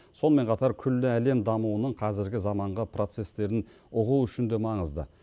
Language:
Kazakh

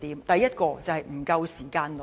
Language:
Cantonese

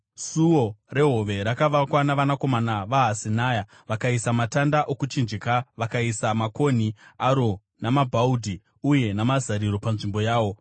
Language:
Shona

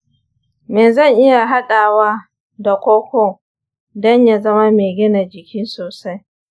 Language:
Hausa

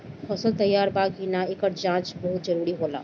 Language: Bhojpuri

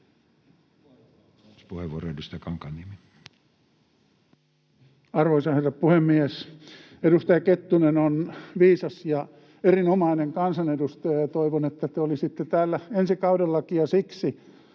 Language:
Finnish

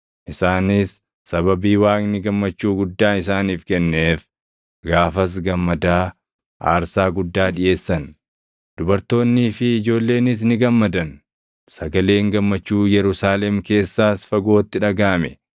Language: Oromo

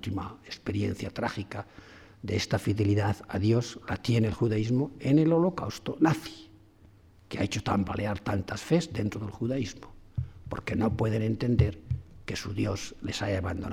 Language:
Spanish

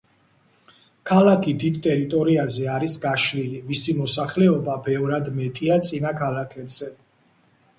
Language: Georgian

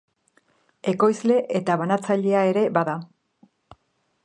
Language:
Basque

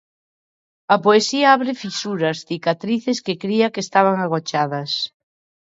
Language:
Galician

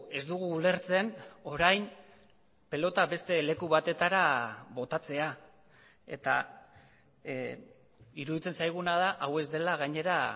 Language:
Basque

